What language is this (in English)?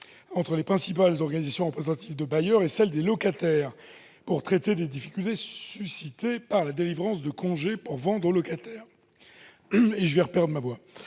French